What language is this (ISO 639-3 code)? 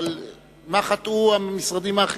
heb